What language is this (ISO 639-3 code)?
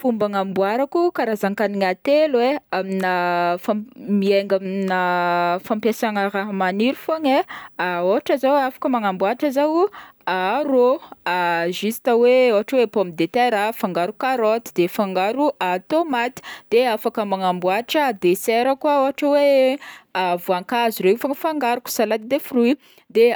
bmm